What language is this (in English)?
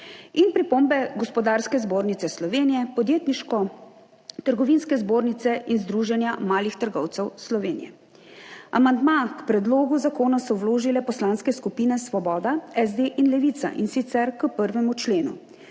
Slovenian